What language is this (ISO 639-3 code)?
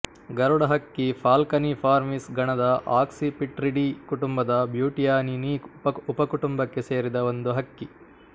kan